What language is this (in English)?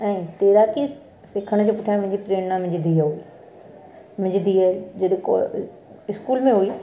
Sindhi